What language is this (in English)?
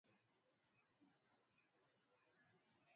Swahili